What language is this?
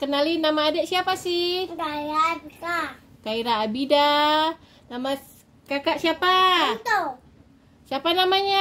Indonesian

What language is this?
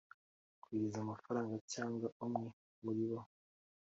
Kinyarwanda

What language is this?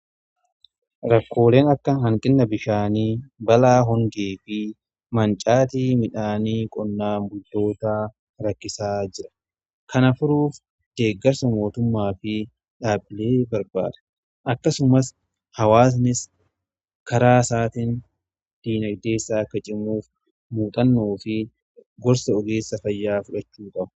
Oromo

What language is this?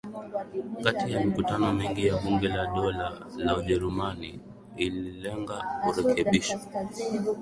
Swahili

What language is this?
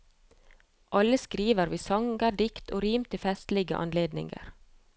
Norwegian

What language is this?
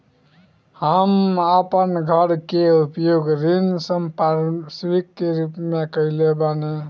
Bhojpuri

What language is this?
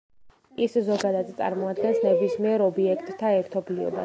Georgian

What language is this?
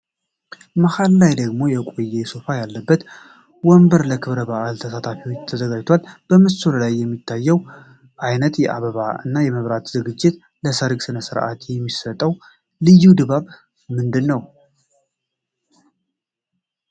Amharic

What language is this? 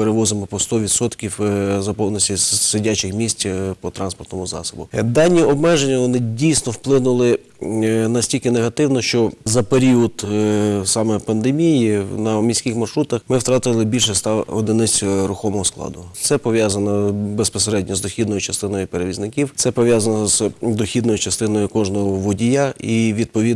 Ukrainian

